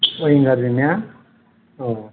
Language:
Bodo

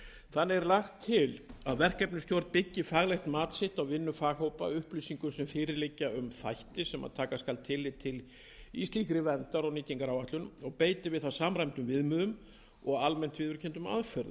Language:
Icelandic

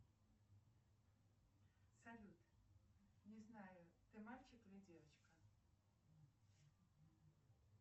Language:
Russian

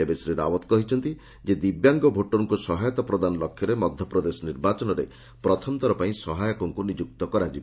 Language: Odia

